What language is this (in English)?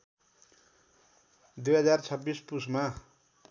Nepali